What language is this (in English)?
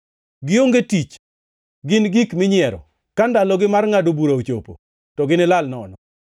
Luo (Kenya and Tanzania)